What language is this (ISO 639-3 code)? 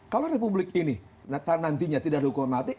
ind